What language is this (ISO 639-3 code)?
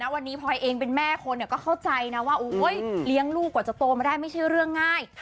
tha